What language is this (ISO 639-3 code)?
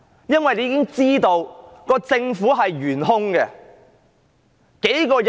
yue